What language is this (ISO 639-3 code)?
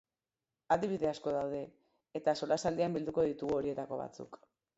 eus